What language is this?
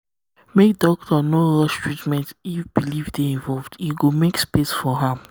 Nigerian Pidgin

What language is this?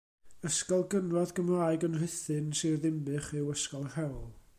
Welsh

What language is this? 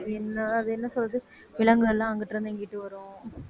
Tamil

